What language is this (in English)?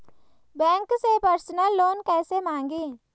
Hindi